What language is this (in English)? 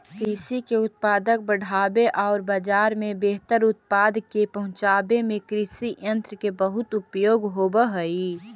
Magahi